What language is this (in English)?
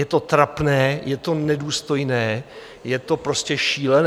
Czech